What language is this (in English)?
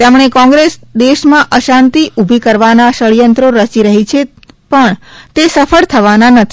Gujarati